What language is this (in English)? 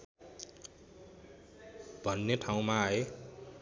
Nepali